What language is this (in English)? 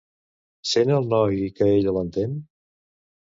Catalan